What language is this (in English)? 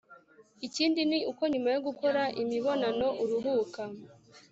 Kinyarwanda